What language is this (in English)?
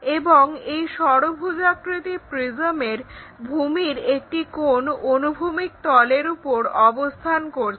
Bangla